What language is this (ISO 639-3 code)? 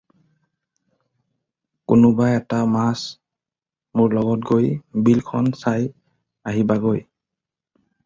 asm